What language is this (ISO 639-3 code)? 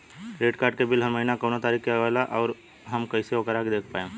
bho